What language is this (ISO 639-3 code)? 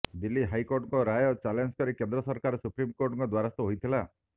ori